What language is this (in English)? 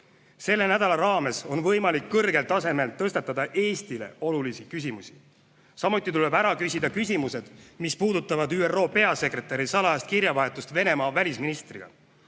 Estonian